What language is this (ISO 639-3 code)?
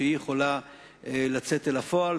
heb